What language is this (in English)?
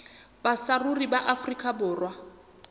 Southern Sotho